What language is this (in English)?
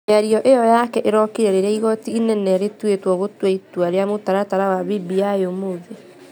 Kikuyu